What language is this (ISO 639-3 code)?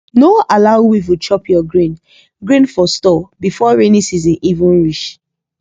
pcm